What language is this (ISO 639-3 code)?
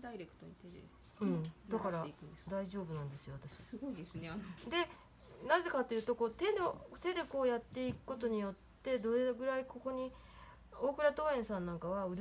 jpn